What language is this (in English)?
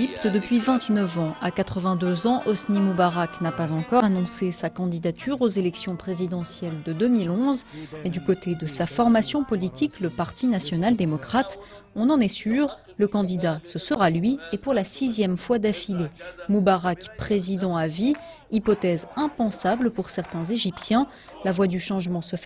French